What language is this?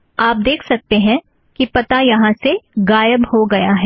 Hindi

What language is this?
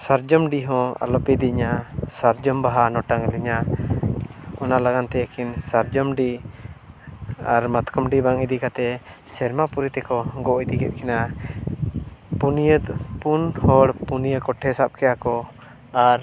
Santali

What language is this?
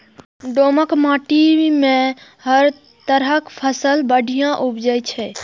Maithili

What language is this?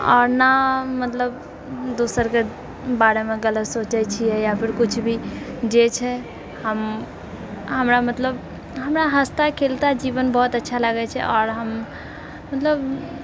Maithili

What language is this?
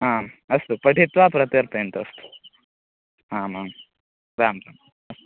Sanskrit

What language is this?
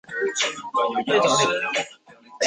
Chinese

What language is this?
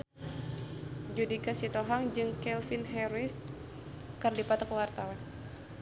Sundanese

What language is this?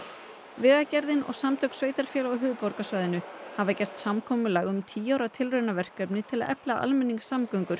Icelandic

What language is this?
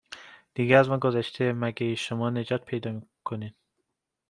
Persian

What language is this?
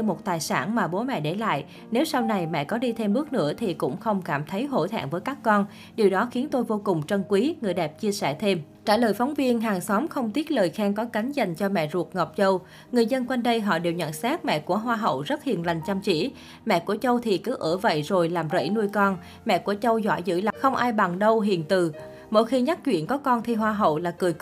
Vietnamese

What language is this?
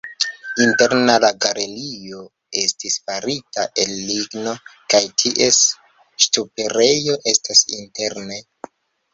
Esperanto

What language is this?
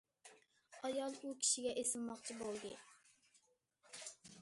Uyghur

